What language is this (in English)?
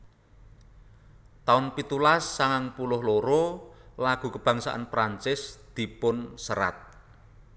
Javanese